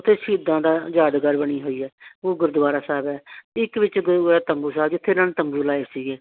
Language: Punjabi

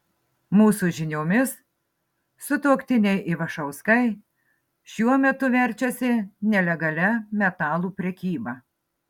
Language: Lithuanian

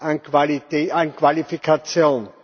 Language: German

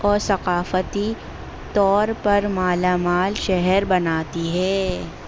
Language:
Urdu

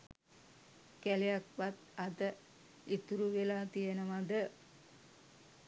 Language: Sinhala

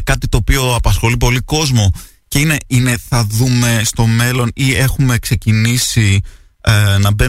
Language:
Greek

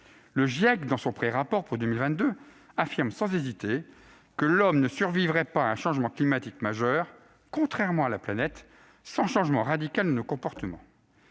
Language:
French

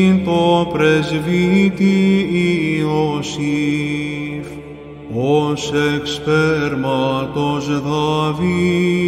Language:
Greek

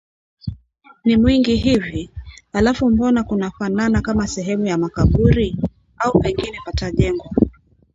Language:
Swahili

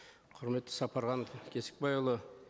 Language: Kazakh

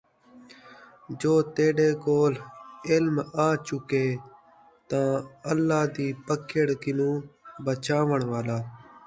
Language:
Saraiki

